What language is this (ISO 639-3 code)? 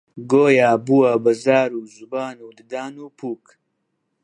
ckb